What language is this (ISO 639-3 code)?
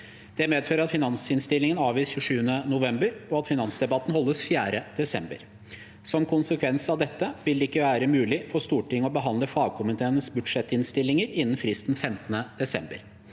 nor